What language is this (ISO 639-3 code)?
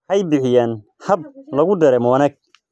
som